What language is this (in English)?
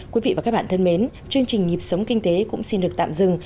Vietnamese